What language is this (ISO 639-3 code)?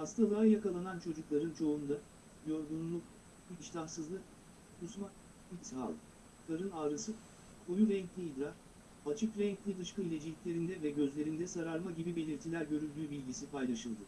tur